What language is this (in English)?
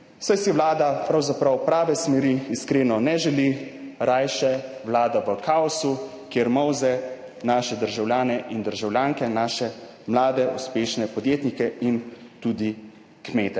Slovenian